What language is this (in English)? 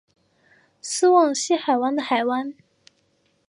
Chinese